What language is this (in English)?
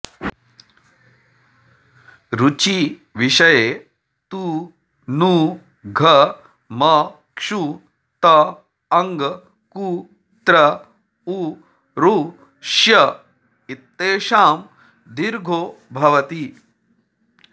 Sanskrit